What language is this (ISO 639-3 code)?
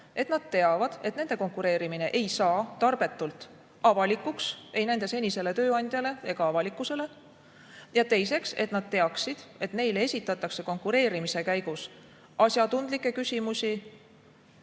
est